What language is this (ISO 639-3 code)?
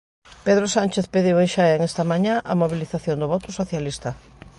glg